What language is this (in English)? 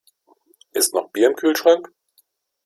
German